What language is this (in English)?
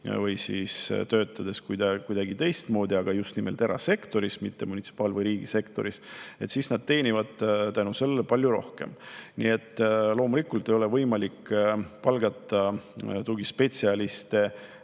Estonian